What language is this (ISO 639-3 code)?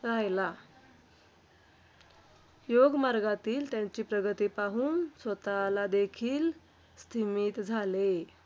mar